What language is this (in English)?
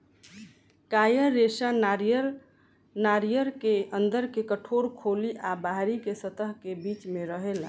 Bhojpuri